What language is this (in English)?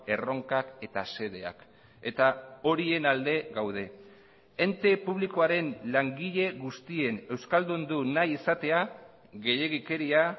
Basque